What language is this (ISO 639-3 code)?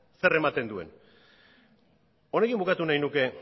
eus